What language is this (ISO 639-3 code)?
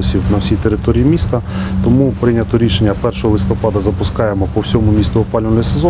ukr